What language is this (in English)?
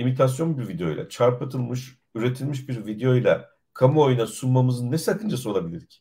Turkish